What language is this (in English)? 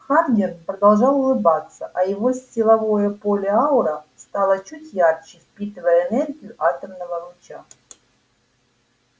Russian